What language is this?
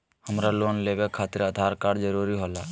Magahi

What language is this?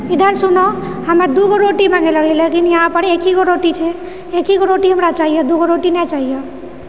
Maithili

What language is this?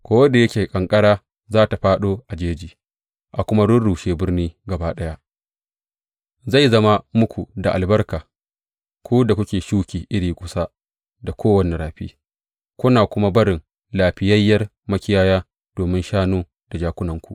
Hausa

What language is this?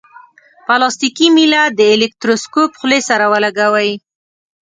Pashto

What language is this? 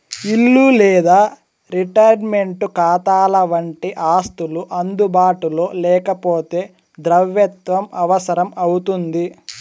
Telugu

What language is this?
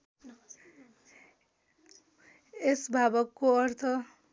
Nepali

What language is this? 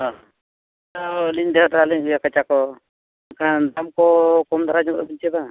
Santali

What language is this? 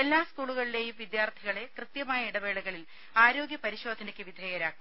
Malayalam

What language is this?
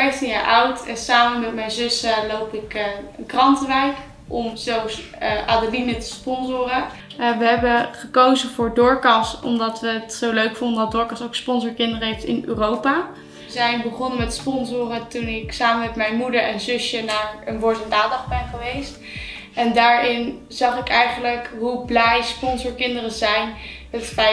Dutch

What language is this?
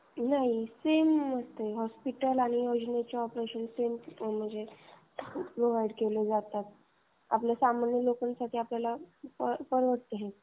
Marathi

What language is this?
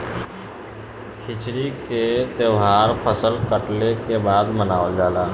Bhojpuri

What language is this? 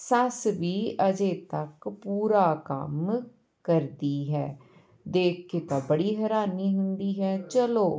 Punjabi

